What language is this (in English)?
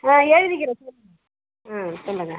Tamil